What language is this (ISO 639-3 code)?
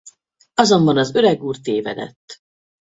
hun